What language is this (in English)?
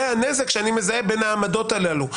Hebrew